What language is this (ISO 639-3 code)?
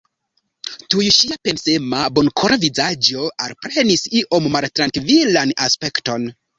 epo